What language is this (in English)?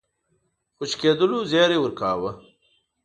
Pashto